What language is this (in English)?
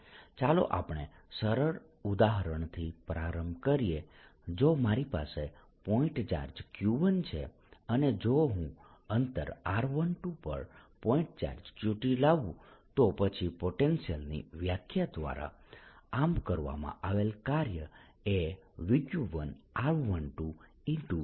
Gujarati